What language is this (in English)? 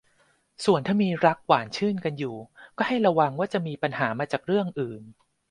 Thai